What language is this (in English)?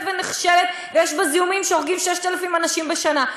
Hebrew